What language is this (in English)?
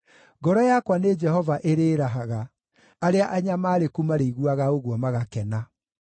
Kikuyu